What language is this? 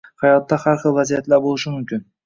Uzbek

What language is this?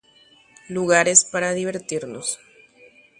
Guarani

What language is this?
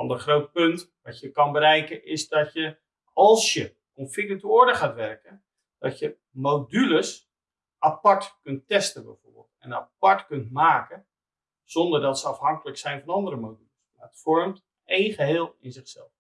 Dutch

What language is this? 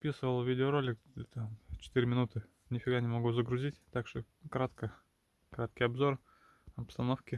Russian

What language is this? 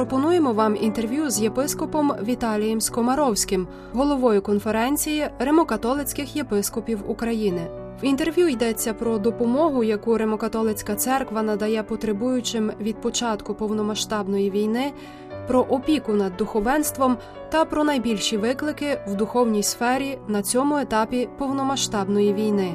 Ukrainian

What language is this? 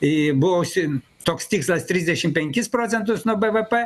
Lithuanian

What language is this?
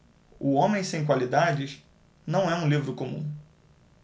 Portuguese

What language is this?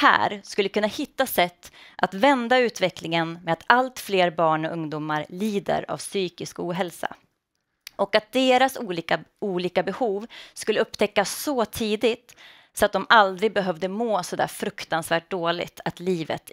Swedish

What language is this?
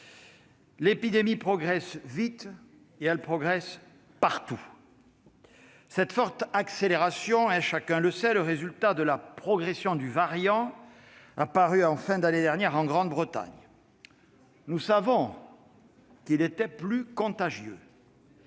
French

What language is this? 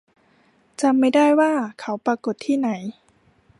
Thai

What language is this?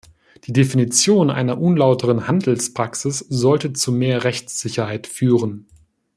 German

